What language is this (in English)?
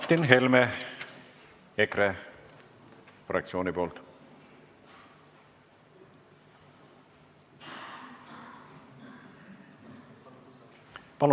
Estonian